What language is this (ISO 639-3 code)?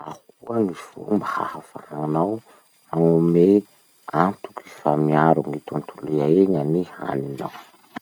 msh